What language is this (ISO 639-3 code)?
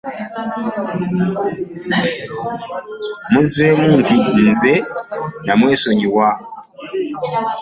lug